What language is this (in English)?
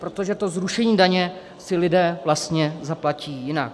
Czech